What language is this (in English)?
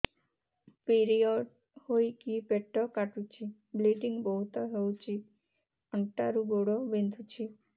Odia